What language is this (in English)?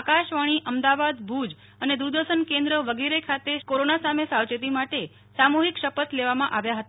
Gujarati